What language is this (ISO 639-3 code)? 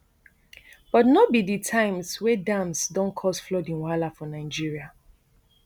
pcm